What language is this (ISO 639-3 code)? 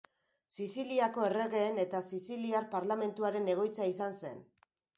eus